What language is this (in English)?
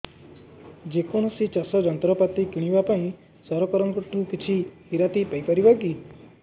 Odia